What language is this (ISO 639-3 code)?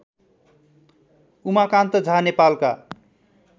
nep